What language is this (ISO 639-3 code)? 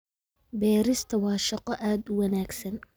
som